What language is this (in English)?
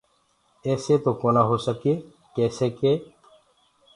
Gurgula